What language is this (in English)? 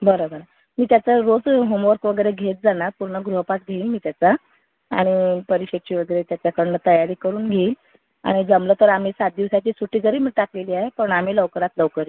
Marathi